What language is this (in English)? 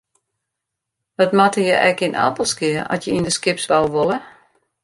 Western Frisian